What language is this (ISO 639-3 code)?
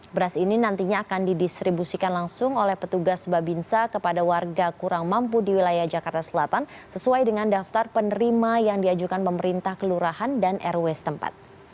ind